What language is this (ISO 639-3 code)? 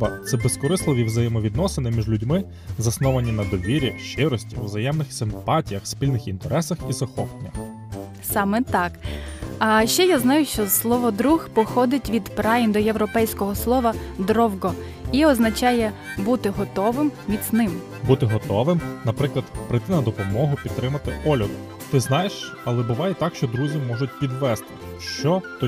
ukr